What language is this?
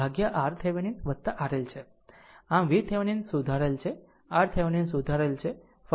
Gujarati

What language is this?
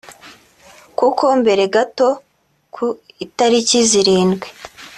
Kinyarwanda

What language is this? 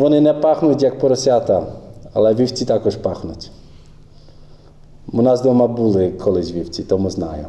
Ukrainian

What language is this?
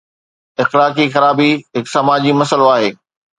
Sindhi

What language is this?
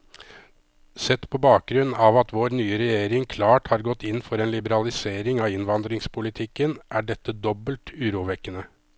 Norwegian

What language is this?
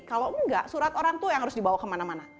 Indonesian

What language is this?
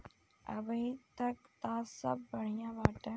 Bhojpuri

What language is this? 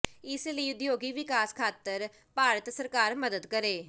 Punjabi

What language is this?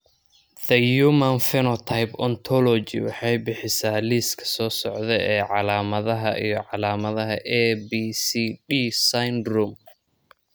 Somali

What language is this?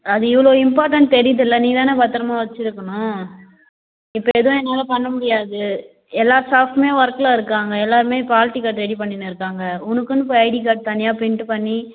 Tamil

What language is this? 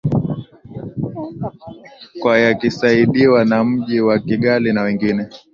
Swahili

